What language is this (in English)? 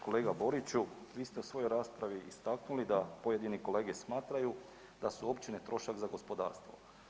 Croatian